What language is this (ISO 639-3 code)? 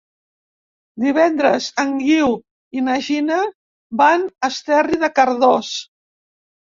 cat